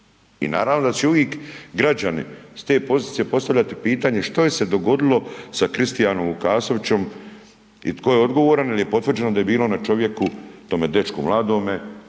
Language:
Croatian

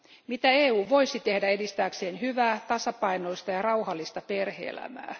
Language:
Finnish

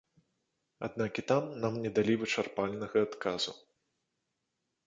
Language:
Belarusian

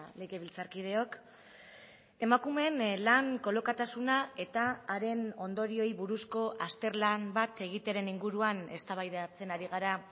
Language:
Basque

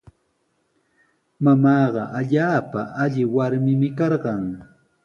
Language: Sihuas Ancash Quechua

